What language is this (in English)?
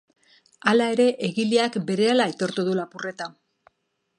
Basque